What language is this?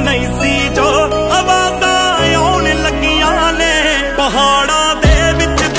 Arabic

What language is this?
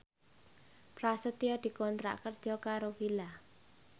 Javanese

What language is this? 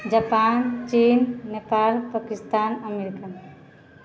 Maithili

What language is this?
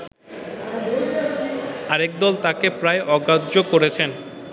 Bangla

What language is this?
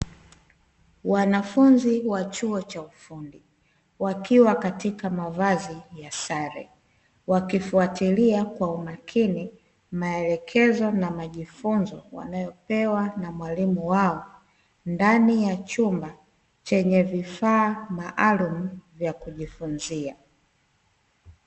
Swahili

